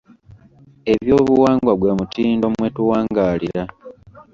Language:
Ganda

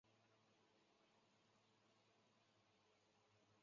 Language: Chinese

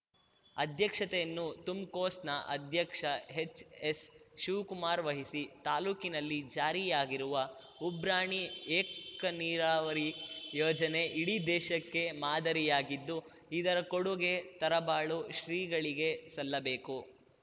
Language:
Kannada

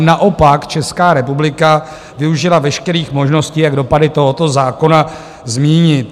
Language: Czech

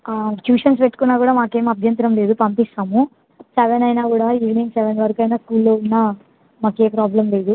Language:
Telugu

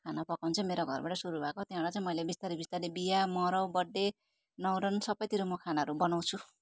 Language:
Nepali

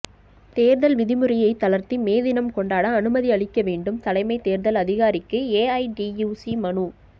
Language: Tamil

